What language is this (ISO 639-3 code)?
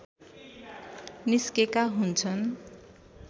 nep